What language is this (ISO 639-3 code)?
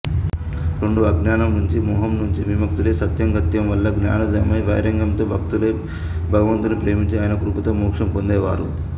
tel